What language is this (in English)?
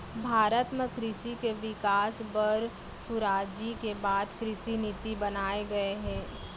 Chhattisgarhi